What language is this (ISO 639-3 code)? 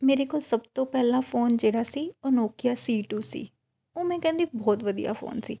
pan